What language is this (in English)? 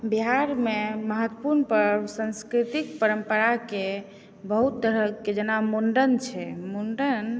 Maithili